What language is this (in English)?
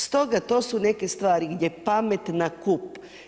Croatian